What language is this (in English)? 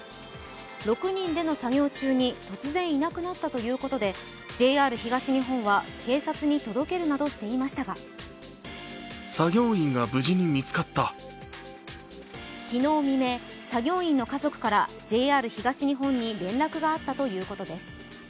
Japanese